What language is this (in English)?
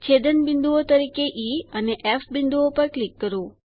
Gujarati